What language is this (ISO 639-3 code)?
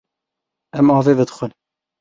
kur